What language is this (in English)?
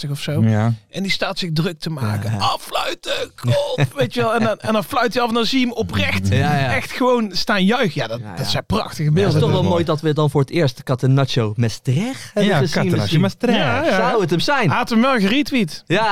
Dutch